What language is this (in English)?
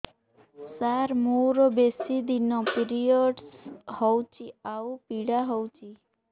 Odia